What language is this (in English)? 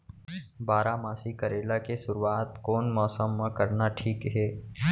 Chhattisgarhi